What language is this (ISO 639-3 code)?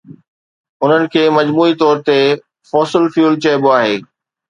snd